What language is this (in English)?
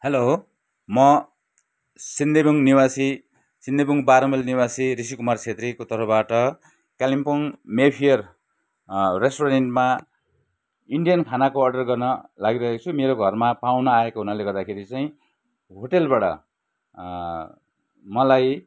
Nepali